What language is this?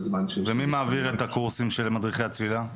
Hebrew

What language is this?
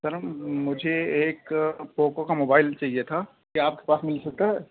Urdu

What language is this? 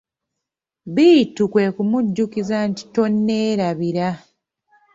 Ganda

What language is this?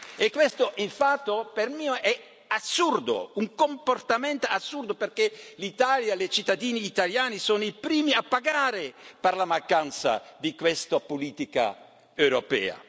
Italian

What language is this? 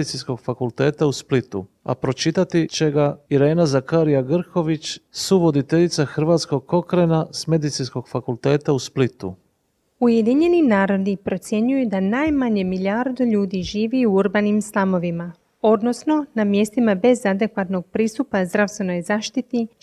Croatian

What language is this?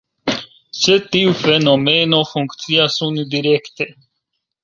Esperanto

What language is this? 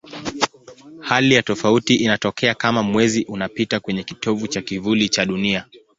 Swahili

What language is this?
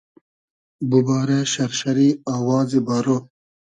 Hazaragi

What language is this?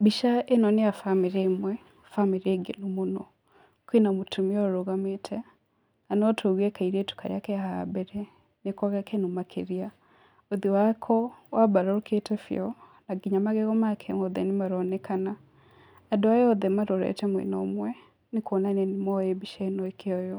Kikuyu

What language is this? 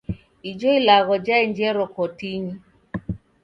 Taita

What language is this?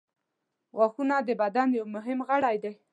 Pashto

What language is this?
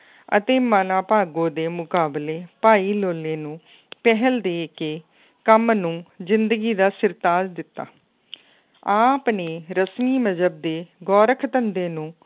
Punjabi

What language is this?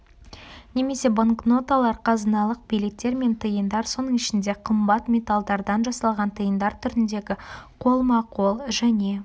Kazakh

